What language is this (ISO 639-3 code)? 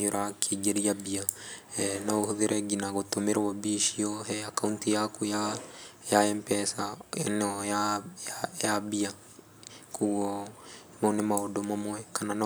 kik